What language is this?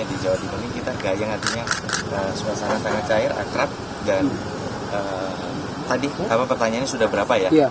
Indonesian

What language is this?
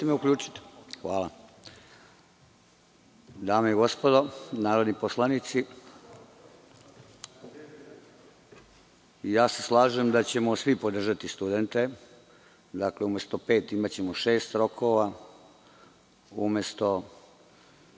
Serbian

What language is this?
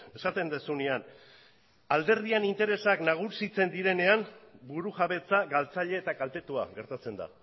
Basque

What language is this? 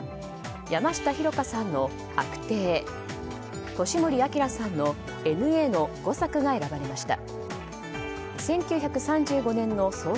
Japanese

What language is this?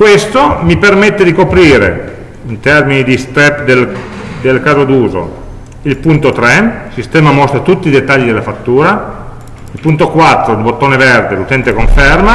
Italian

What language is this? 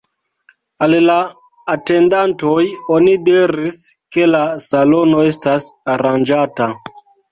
Esperanto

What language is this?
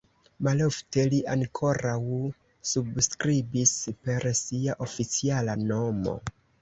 Esperanto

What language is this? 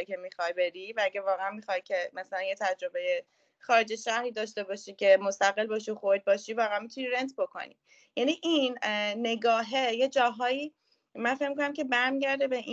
Persian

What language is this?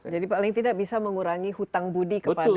Indonesian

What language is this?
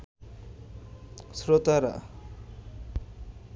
Bangla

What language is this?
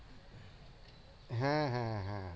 Bangla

